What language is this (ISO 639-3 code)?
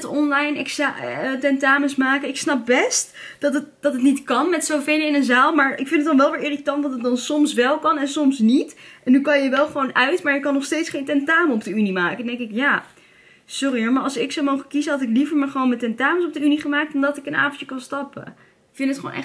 nld